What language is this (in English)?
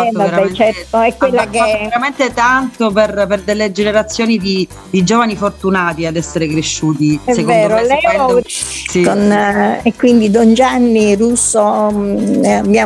Italian